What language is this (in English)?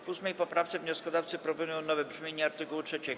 Polish